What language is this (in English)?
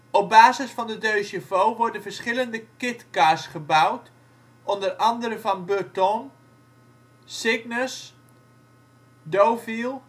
Dutch